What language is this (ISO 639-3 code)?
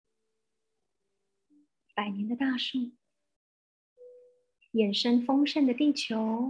zho